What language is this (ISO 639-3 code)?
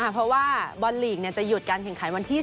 tha